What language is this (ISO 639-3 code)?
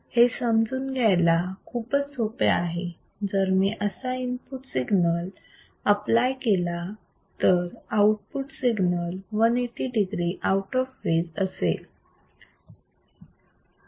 mar